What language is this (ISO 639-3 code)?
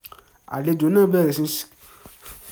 yor